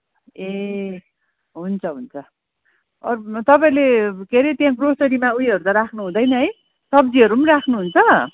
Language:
Nepali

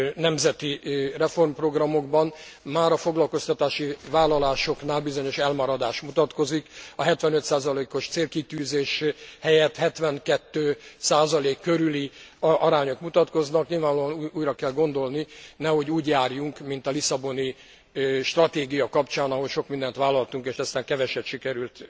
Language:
Hungarian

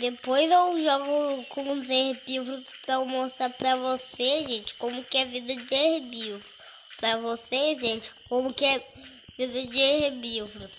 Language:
Portuguese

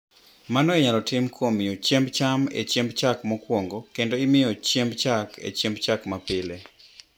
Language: Luo (Kenya and Tanzania)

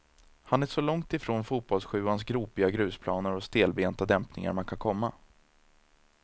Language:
Swedish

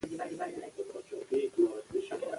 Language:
Pashto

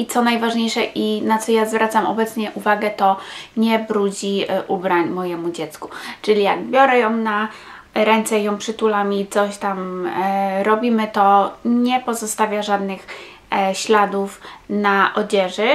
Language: Polish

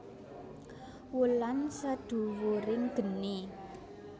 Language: Javanese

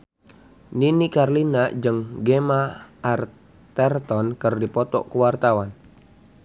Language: Sundanese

